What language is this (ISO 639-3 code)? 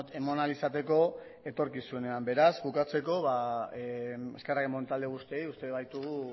eus